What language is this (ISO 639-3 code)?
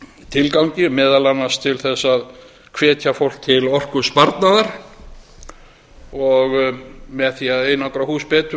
isl